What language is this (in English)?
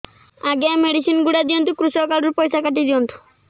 Odia